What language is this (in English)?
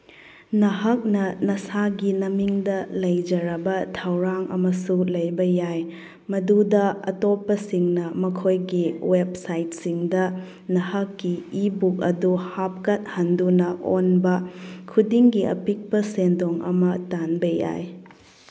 Manipuri